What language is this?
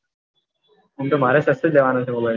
Gujarati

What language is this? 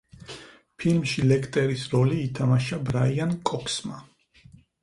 Georgian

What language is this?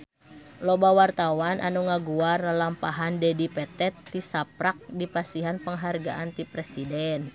Sundanese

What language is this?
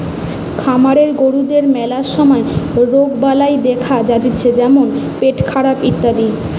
Bangla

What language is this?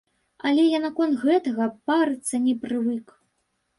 Belarusian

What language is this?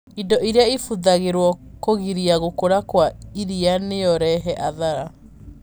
Kikuyu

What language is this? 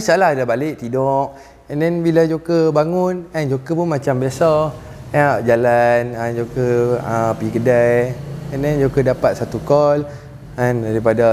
Malay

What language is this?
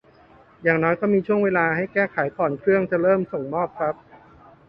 Thai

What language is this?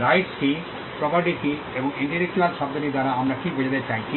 Bangla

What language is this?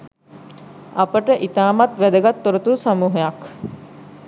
Sinhala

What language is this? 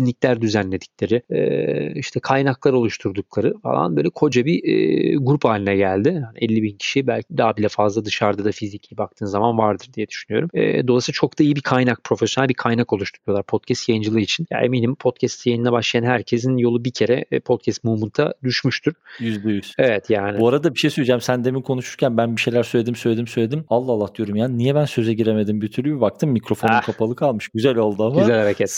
Turkish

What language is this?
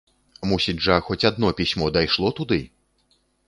Belarusian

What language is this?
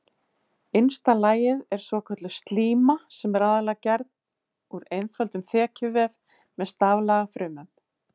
Icelandic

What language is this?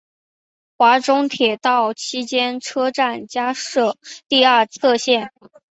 Chinese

